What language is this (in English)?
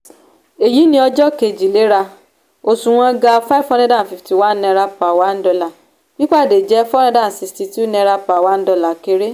Yoruba